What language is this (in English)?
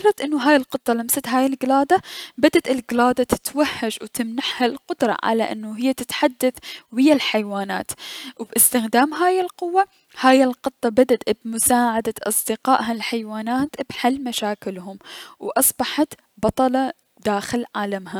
Mesopotamian Arabic